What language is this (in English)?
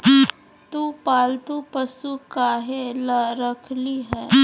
Magahi